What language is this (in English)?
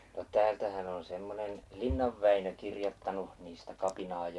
Finnish